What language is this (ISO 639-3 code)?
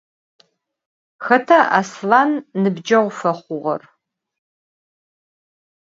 ady